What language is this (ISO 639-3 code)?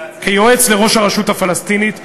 heb